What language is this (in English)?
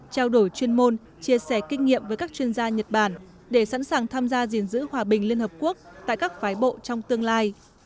Vietnamese